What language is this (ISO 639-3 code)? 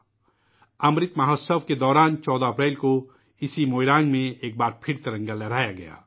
urd